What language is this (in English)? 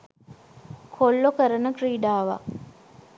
Sinhala